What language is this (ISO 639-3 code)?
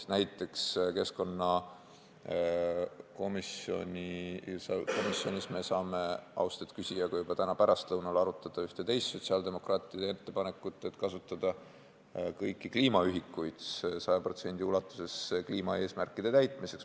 est